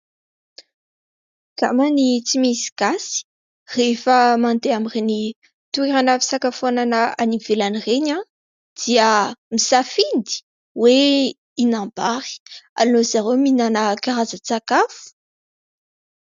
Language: Malagasy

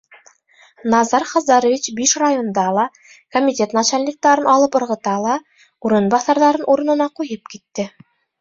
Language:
Bashkir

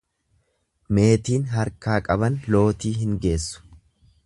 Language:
Oromo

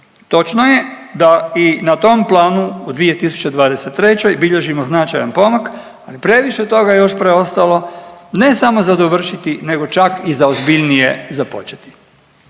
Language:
Croatian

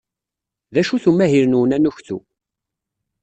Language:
Kabyle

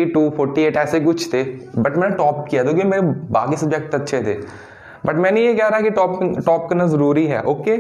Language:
Hindi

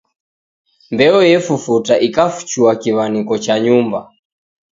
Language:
Taita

